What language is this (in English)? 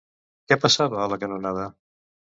Catalan